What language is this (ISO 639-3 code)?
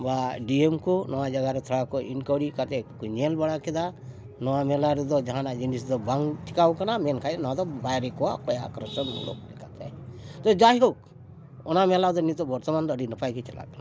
sat